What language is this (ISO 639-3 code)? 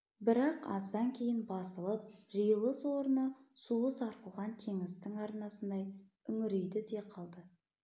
kaz